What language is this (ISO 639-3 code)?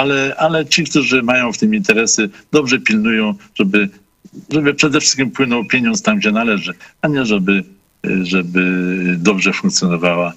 pol